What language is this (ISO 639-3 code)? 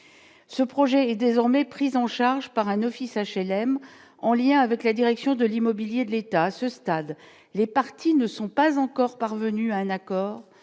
fra